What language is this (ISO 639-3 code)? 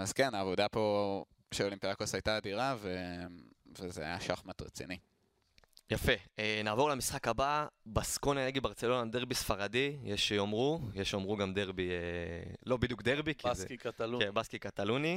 heb